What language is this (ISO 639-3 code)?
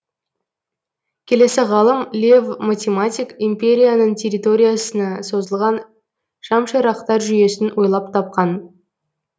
kaz